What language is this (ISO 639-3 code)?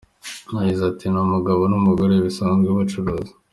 kin